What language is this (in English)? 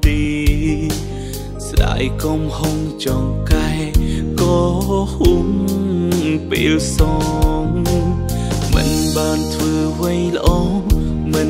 Thai